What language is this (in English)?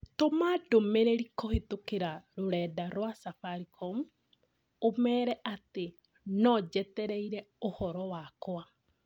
Kikuyu